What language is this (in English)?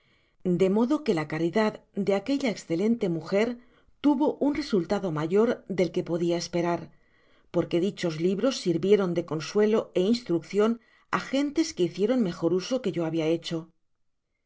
Spanish